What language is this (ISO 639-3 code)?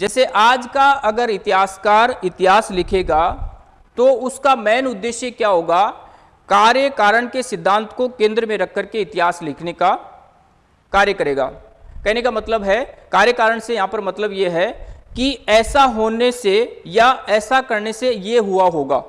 hin